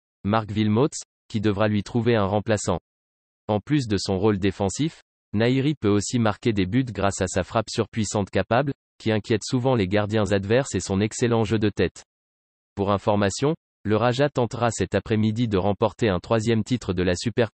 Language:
French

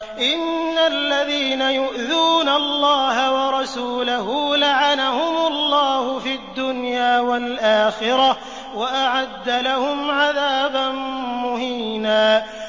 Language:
Arabic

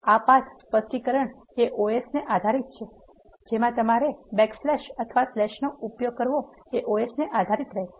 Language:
Gujarati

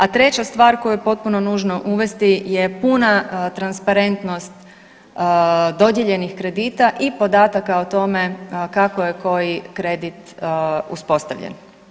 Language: Croatian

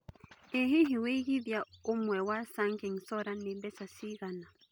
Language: Kikuyu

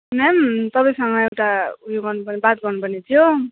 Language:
Nepali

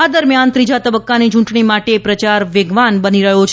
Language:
Gujarati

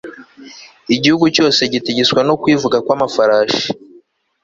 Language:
Kinyarwanda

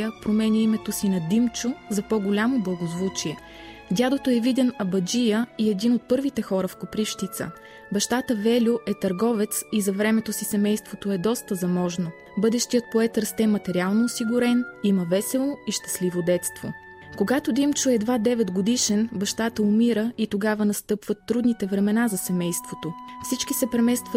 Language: Bulgarian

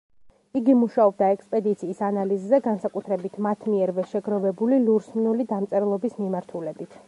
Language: Georgian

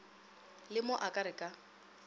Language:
Northern Sotho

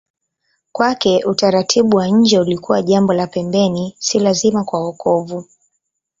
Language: Swahili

